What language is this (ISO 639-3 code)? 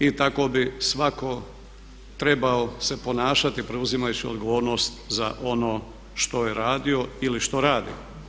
hrv